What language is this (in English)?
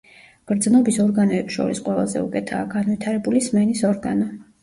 Georgian